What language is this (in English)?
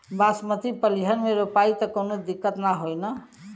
Bhojpuri